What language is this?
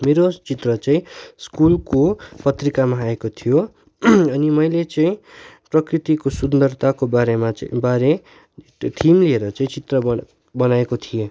Nepali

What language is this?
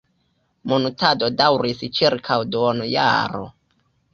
Esperanto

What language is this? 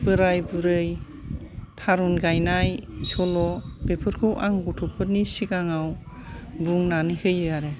Bodo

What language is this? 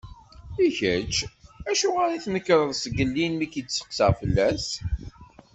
Kabyle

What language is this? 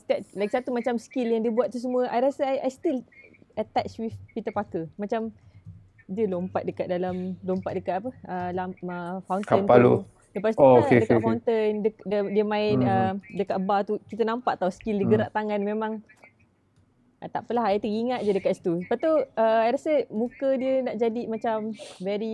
Malay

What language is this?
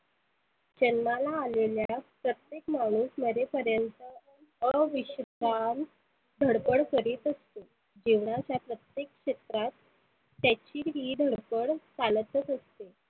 Marathi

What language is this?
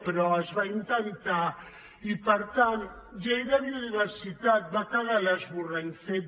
Catalan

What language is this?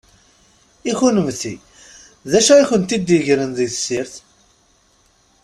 Kabyle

